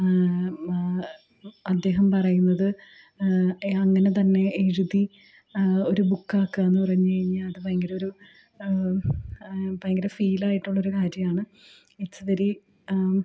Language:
Malayalam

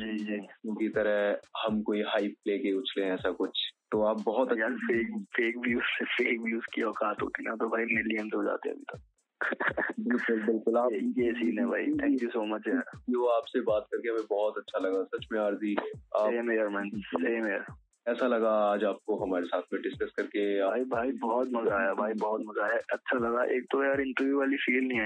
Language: Hindi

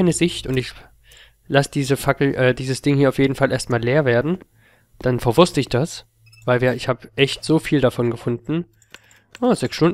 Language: German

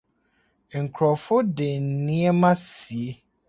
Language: Akan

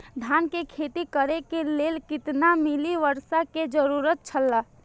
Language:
Maithili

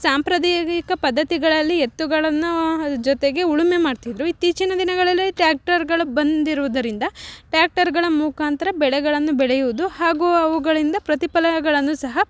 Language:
Kannada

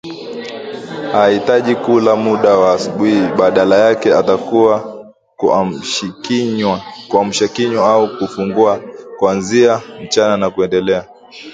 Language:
Swahili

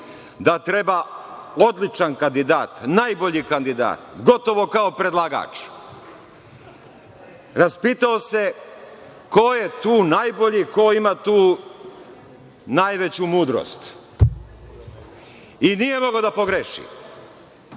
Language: Serbian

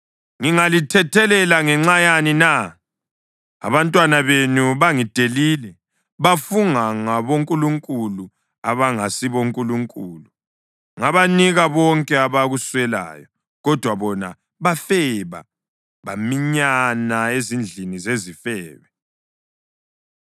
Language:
North Ndebele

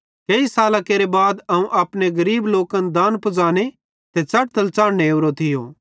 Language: Bhadrawahi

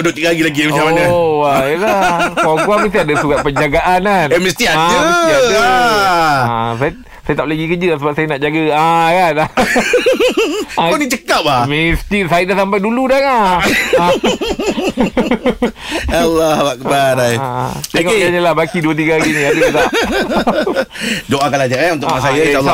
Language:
Malay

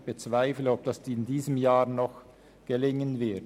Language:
Swiss German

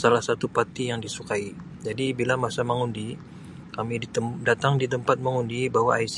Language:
Sabah Malay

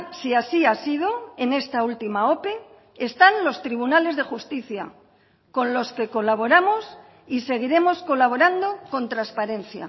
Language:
Spanish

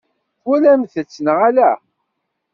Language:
Kabyle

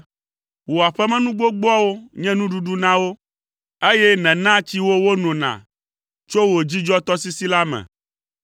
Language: Ewe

